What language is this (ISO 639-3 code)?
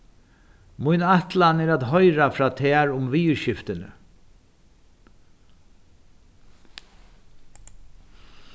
fao